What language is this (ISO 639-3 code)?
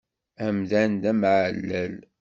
kab